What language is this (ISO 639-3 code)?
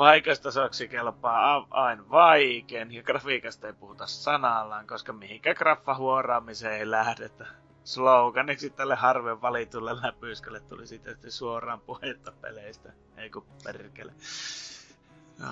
fin